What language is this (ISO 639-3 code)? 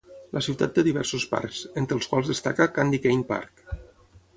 cat